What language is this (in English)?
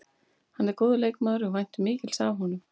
Icelandic